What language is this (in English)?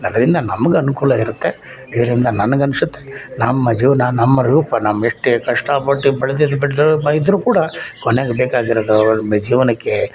Kannada